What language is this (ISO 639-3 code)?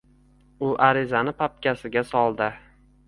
uzb